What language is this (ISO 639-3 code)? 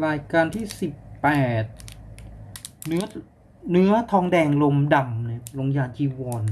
tha